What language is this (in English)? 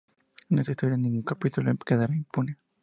Spanish